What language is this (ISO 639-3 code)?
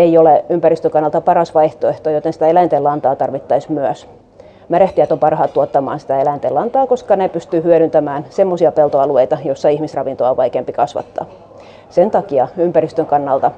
fin